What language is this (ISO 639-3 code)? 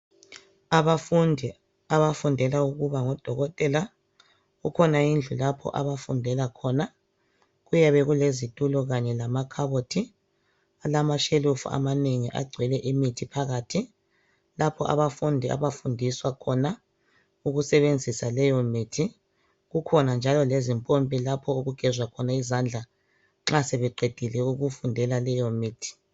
nde